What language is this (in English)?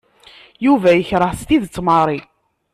Kabyle